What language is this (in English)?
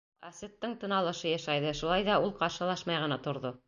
Bashkir